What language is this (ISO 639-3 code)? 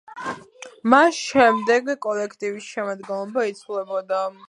kat